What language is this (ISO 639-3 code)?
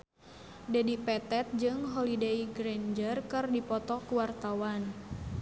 sun